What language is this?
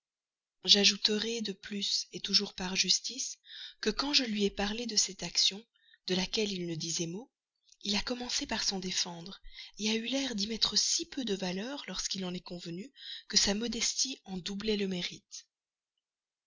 French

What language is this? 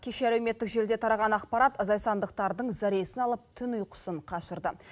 Kazakh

